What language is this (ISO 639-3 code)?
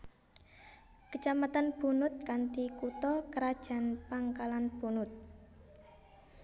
jav